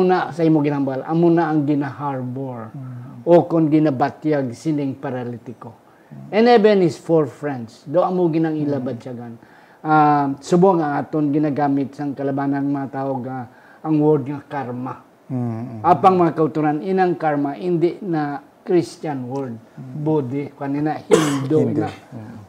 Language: Filipino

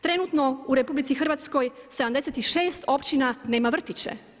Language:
Croatian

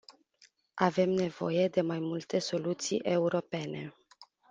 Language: Romanian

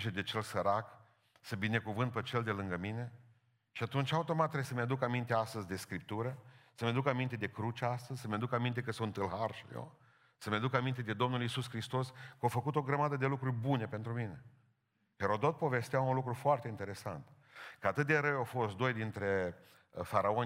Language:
Romanian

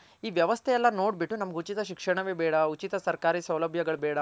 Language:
Kannada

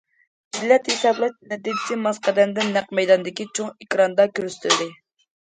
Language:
Uyghur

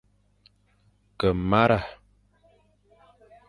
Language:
Fang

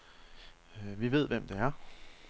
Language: Danish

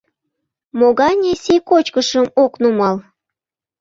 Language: Mari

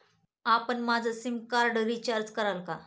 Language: Marathi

